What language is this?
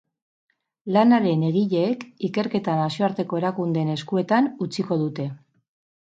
Basque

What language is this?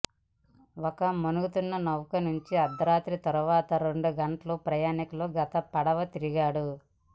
Telugu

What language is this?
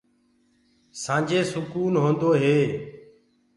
Gurgula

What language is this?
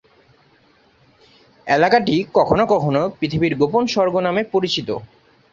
Bangla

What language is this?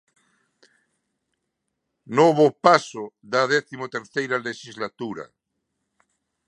Galician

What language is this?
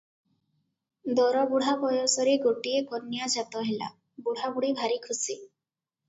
Odia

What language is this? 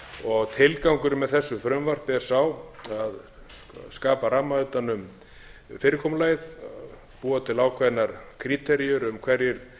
Icelandic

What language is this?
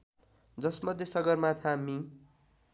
Nepali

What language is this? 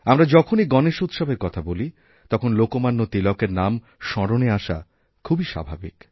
Bangla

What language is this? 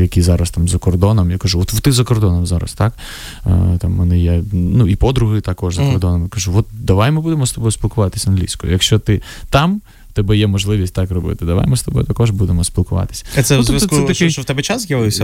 Ukrainian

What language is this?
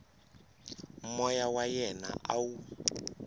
Tsonga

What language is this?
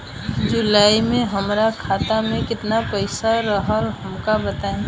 Bhojpuri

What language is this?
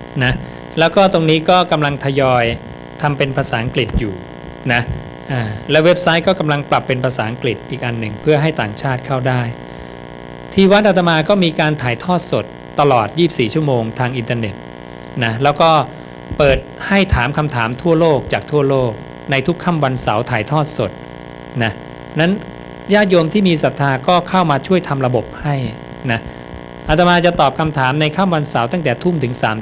Thai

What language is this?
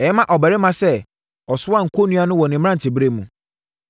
Akan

